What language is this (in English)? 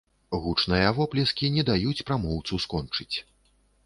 Belarusian